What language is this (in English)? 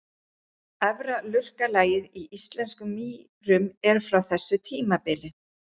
Icelandic